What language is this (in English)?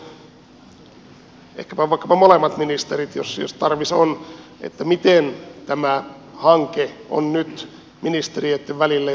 Finnish